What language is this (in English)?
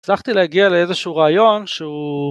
Hebrew